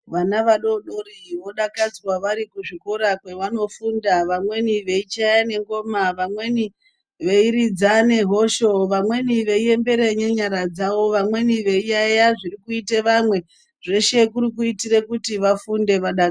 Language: Ndau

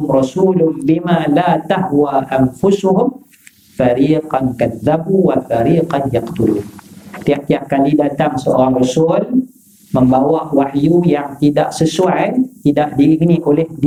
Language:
Malay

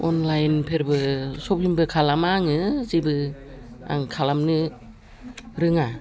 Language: Bodo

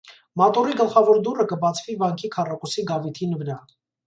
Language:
Armenian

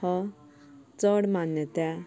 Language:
Konkani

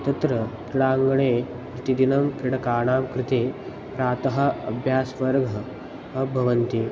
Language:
Sanskrit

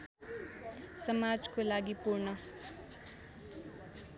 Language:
Nepali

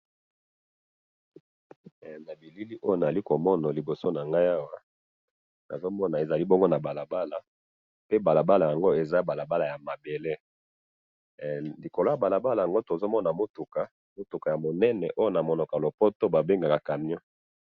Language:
Lingala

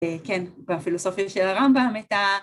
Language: Hebrew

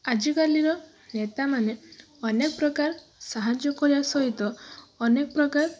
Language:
Odia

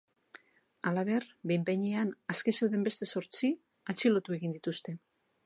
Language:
Basque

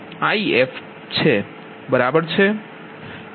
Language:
Gujarati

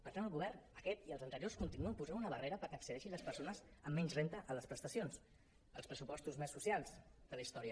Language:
Catalan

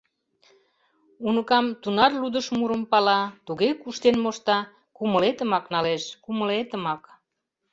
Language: Mari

